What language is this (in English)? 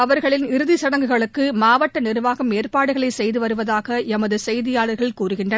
Tamil